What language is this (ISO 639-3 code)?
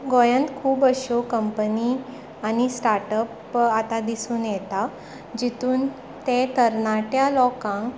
kok